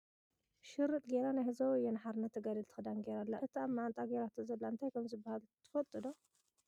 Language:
Tigrinya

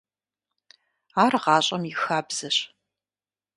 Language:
Kabardian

